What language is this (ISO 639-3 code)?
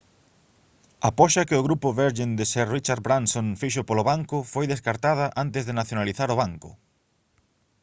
glg